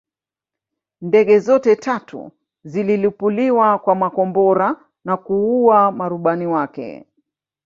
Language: Swahili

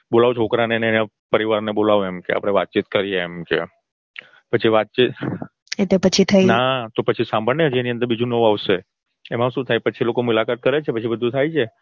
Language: Gujarati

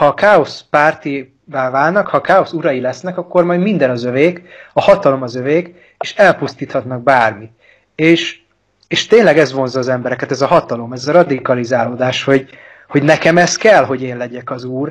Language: Hungarian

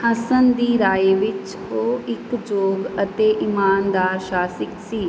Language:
Punjabi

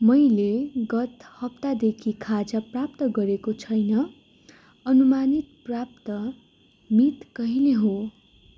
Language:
Nepali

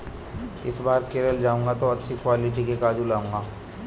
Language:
Hindi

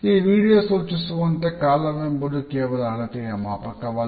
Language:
Kannada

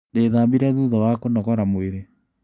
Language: Kikuyu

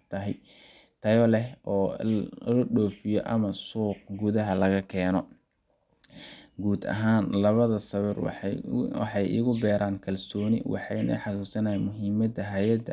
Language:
Somali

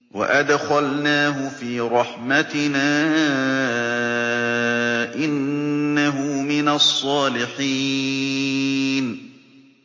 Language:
Arabic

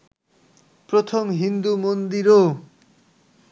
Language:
Bangla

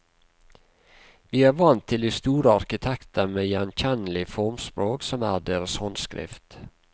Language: Norwegian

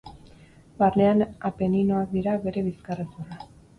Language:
Basque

